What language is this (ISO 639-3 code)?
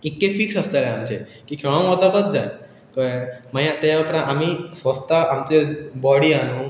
kok